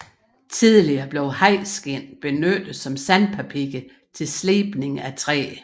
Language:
Danish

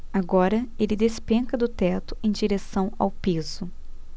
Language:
Portuguese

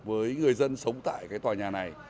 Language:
Vietnamese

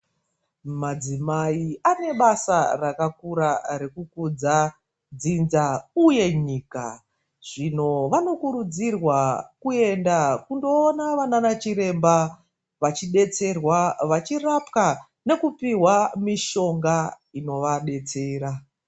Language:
Ndau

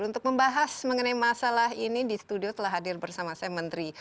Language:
Indonesian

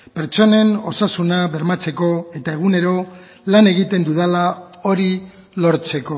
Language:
Basque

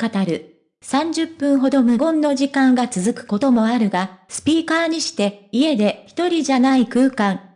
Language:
Japanese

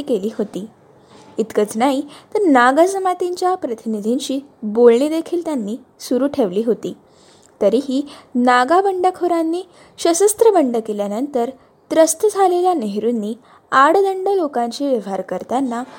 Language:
Marathi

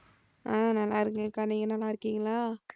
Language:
Tamil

